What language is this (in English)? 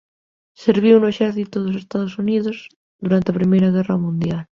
Galician